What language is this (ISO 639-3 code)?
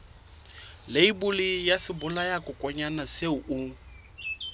sot